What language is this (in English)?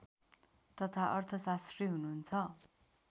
Nepali